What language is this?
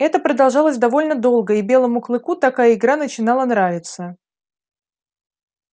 Russian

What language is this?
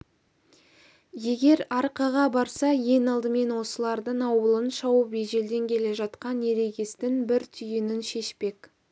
Kazakh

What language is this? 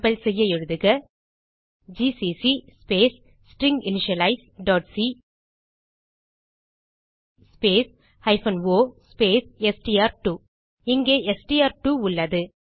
Tamil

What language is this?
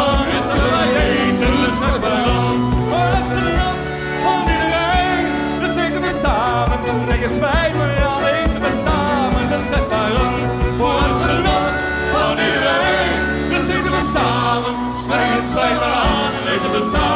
Dutch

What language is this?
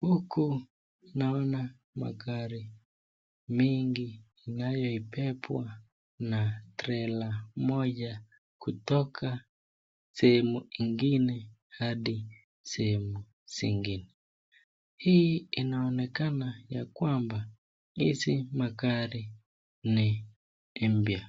Swahili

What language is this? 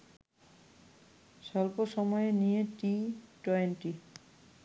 Bangla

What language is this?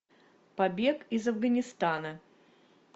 Russian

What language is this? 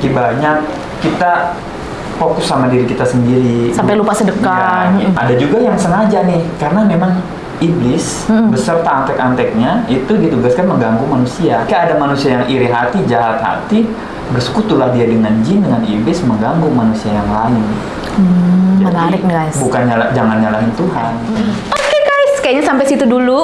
Indonesian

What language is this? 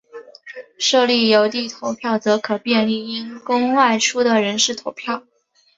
Chinese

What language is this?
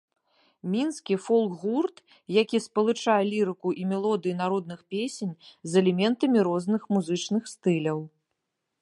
Belarusian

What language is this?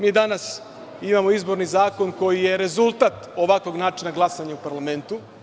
Serbian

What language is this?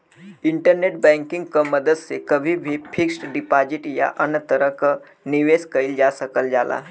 Bhojpuri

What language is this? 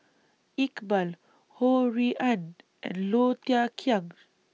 English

